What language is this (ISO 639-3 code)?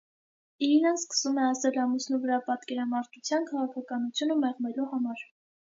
hye